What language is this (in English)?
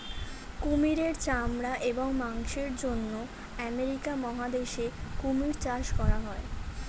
Bangla